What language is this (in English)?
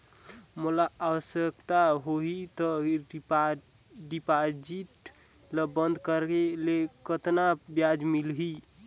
Chhattisgarhi